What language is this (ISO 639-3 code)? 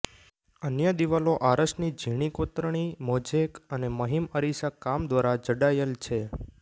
guj